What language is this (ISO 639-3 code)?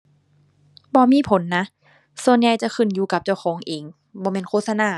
tha